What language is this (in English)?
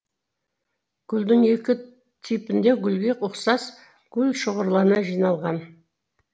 Kazakh